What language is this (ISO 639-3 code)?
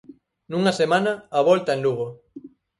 glg